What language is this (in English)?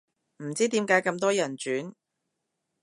Cantonese